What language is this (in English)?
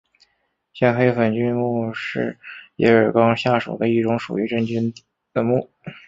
Chinese